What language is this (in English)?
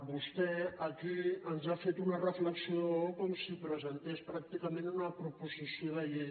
Catalan